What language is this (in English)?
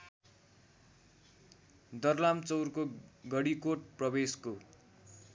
Nepali